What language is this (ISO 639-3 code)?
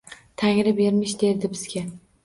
uzb